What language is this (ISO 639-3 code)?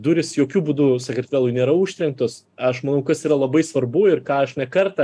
lit